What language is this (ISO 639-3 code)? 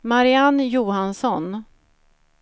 swe